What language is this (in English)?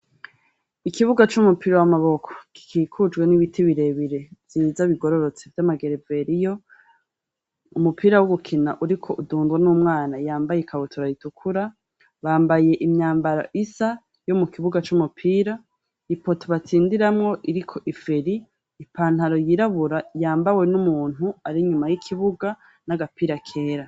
Rundi